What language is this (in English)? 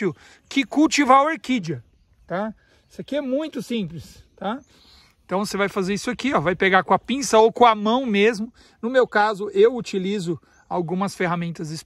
Portuguese